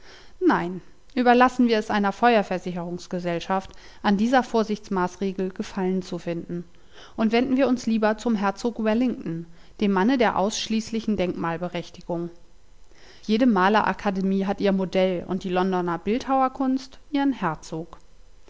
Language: German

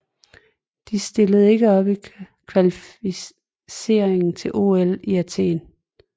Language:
Danish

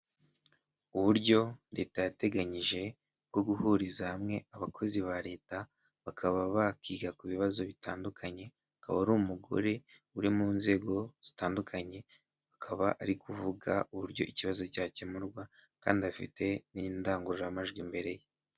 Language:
Kinyarwanda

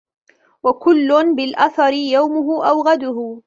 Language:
Arabic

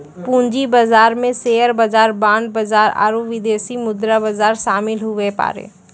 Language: Maithili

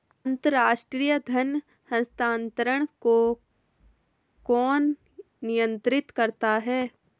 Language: Hindi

